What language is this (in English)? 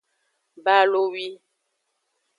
Aja (Benin)